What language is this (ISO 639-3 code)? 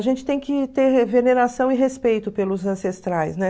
por